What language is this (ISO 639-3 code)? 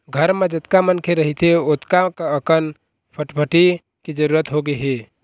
hne